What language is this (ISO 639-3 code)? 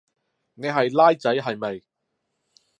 yue